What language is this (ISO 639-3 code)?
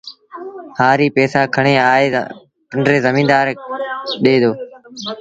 sbn